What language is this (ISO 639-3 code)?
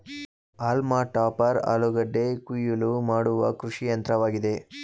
kan